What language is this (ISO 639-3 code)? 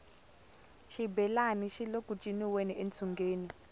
tso